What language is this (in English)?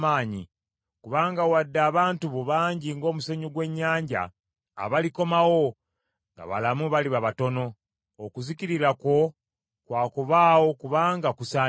Ganda